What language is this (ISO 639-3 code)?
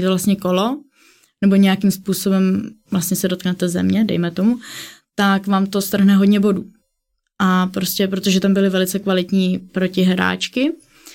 ces